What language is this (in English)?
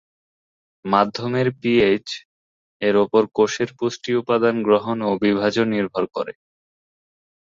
Bangla